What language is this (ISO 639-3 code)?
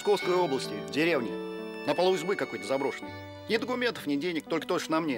rus